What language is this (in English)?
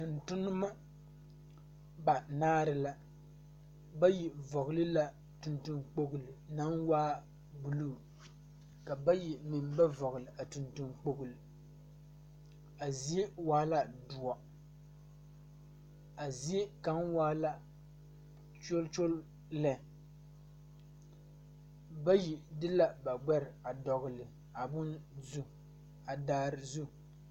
Southern Dagaare